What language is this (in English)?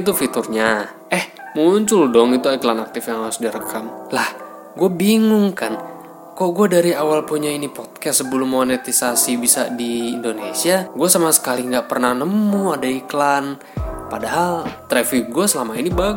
Indonesian